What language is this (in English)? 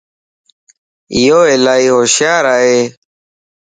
Lasi